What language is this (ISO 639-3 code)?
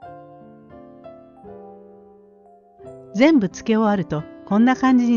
jpn